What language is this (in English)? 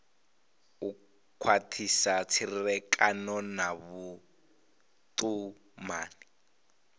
Venda